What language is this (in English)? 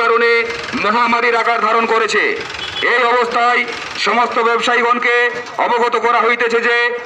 Romanian